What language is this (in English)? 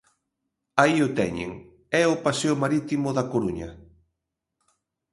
Galician